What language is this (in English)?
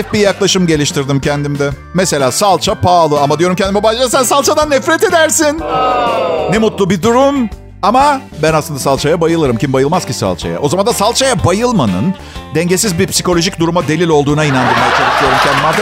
Turkish